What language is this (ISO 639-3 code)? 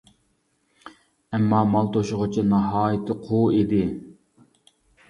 uig